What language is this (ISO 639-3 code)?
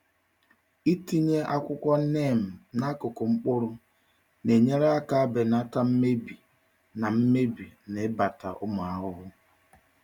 ibo